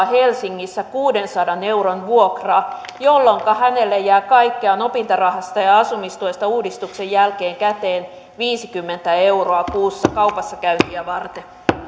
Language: Finnish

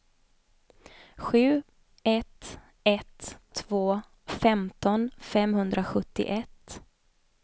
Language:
Swedish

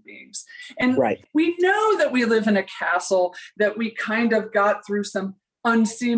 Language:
English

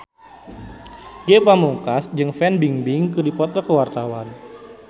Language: Sundanese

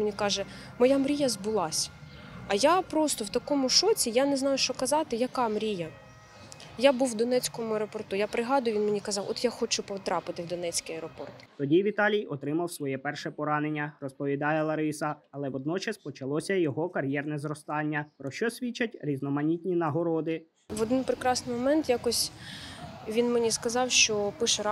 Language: Ukrainian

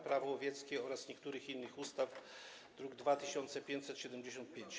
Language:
Polish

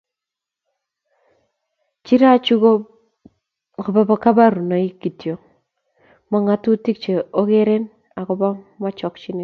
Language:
Kalenjin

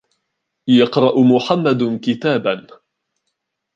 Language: Arabic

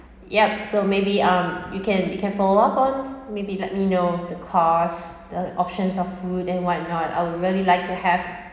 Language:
English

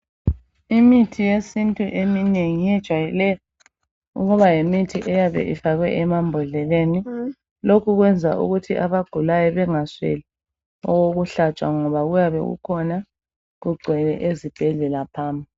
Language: North Ndebele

